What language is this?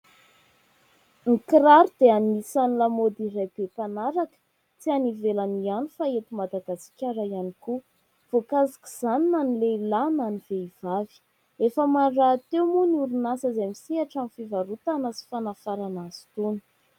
Malagasy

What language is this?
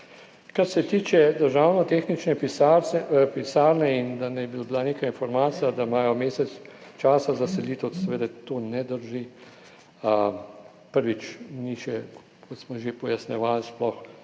Slovenian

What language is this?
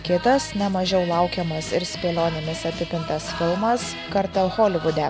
Lithuanian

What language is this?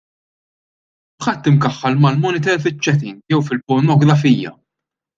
Maltese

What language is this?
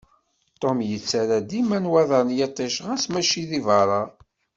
Kabyle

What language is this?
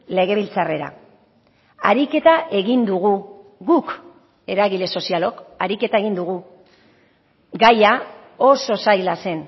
Basque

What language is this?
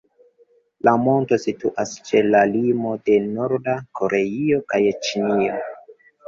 Esperanto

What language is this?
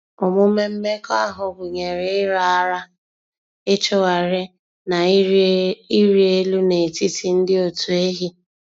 Igbo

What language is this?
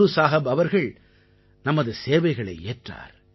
Tamil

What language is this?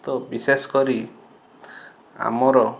Odia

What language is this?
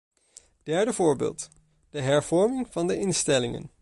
Dutch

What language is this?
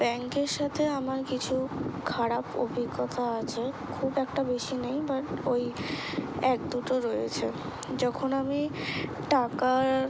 Bangla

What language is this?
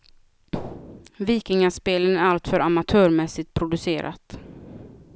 Swedish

